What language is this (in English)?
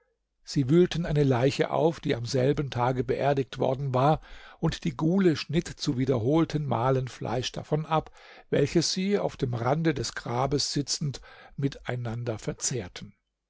German